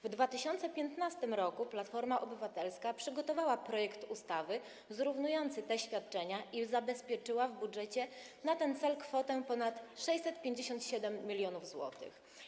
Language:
Polish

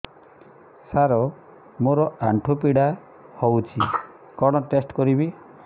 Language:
Odia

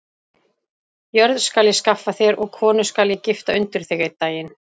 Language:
Icelandic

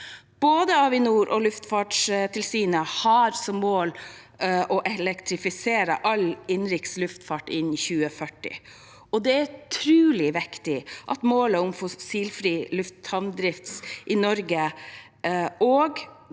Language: Norwegian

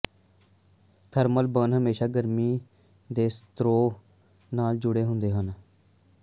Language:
Punjabi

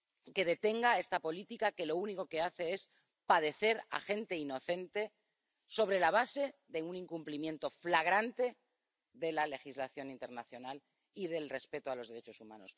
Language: Spanish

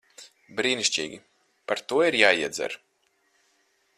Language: Latvian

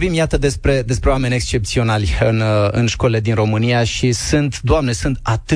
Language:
Romanian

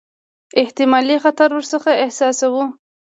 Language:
Pashto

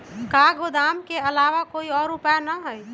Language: Magahi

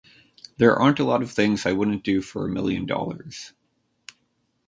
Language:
English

